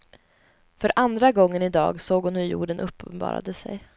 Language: Swedish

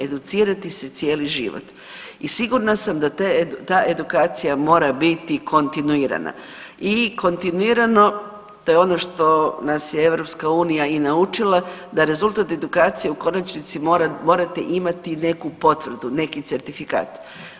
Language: Croatian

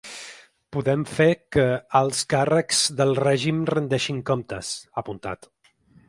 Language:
Catalan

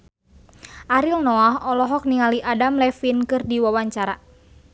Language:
Sundanese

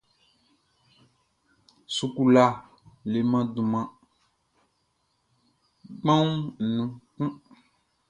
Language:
Baoulé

